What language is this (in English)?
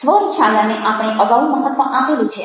Gujarati